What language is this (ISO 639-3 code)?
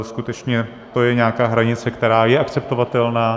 ces